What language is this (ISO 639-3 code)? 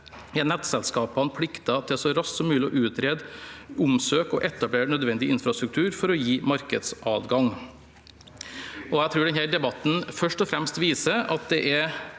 nor